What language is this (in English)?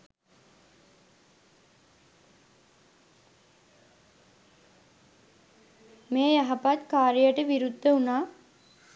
Sinhala